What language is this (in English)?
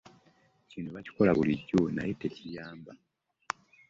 Ganda